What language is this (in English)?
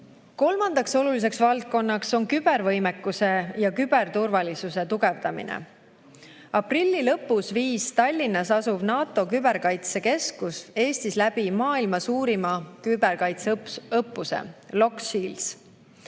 Estonian